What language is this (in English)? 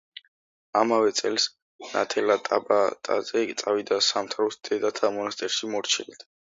Georgian